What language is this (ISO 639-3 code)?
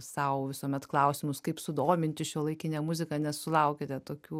lit